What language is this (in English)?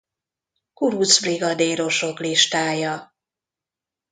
Hungarian